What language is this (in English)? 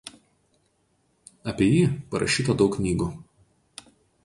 Lithuanian